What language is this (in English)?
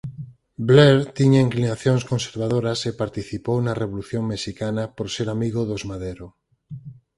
Galician